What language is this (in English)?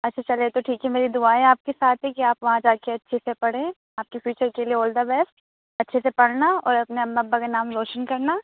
Urdu